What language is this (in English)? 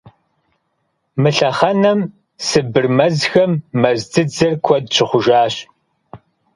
Kabardian